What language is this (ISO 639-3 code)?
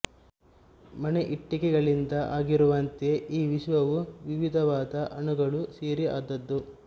kan